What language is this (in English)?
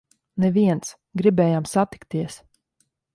Latvian